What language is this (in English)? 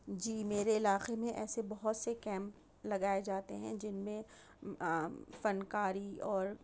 Urdu